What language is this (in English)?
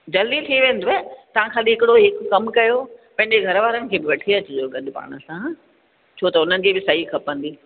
Sindhi